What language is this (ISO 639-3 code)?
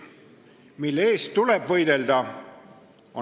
est